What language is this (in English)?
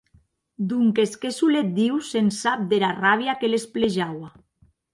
Occitan